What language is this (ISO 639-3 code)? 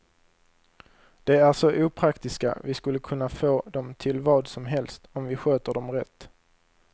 swe